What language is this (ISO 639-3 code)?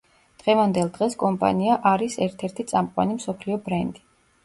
kat